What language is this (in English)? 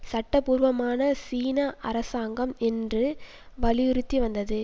Tamil